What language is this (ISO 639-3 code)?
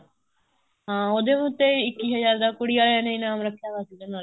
pan